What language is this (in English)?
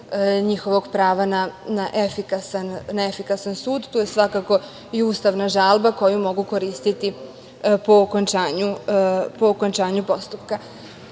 Serbian